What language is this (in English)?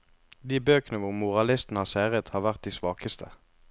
Norwegian